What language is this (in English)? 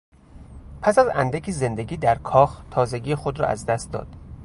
Persian